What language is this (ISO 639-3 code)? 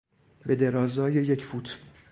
fas